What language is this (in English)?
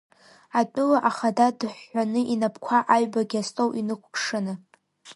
Abkhazian